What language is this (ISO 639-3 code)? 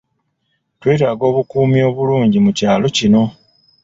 lug